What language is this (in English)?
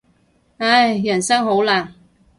Cantonese